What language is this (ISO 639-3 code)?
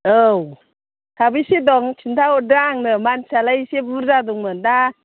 brx